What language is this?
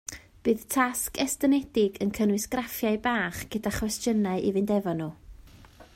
Welsh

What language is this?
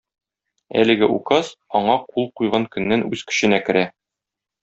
Tatar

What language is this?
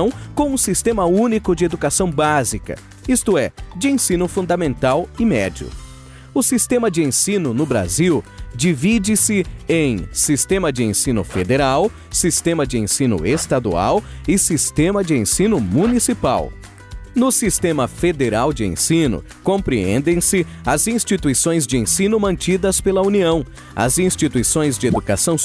Portuguese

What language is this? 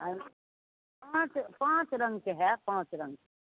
Maithili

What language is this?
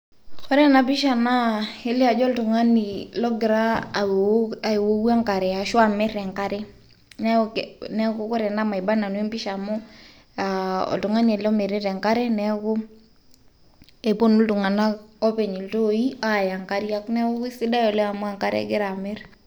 Masai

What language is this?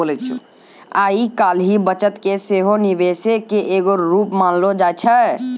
Maithili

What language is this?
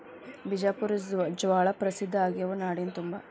Kannada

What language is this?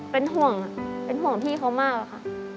Thai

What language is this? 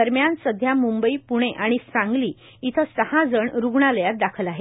Marathi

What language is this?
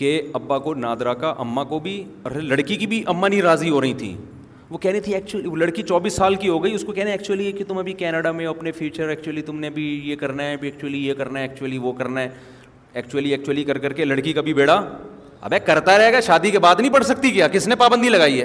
Urdu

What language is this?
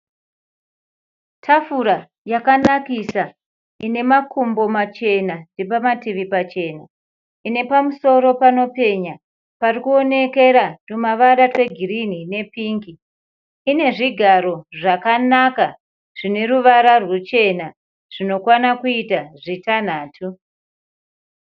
Shona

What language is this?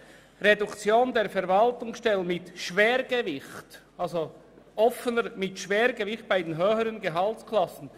Swiss German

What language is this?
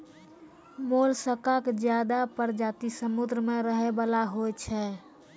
Maithili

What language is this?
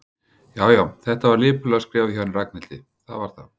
Icelandic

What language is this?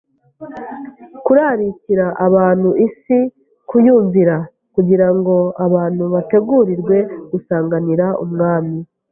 Kinyarwanda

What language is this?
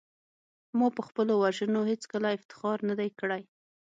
Pashto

